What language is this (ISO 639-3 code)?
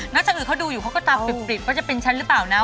tha